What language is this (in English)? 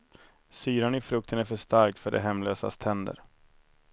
Swedish